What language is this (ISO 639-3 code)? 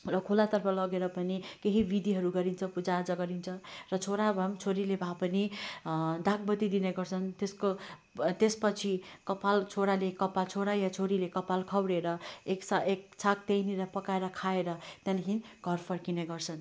nep